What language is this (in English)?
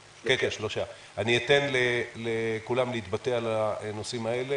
Hebrew